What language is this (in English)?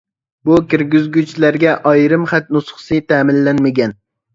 Uyghur